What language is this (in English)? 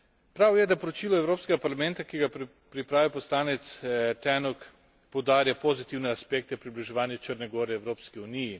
Slovenian